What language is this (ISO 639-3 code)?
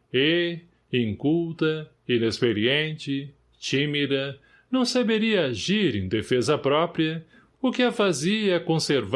por